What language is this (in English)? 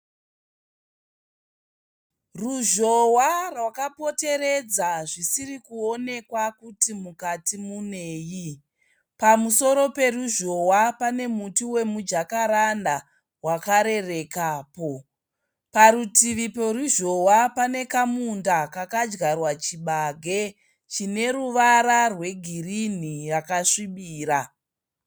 Shona